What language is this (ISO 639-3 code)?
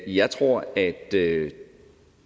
dan